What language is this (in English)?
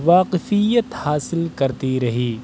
Urdu